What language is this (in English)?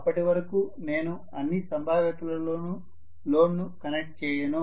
Telugu